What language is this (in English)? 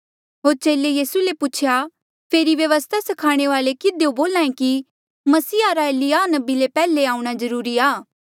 Mandeali